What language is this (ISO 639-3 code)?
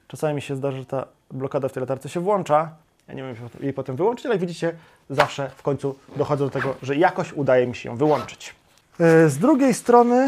pol